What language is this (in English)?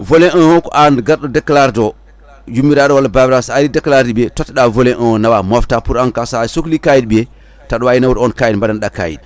Fula